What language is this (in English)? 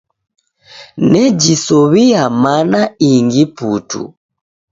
Taita